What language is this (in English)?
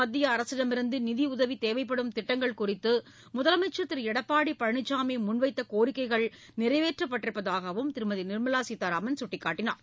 Tamil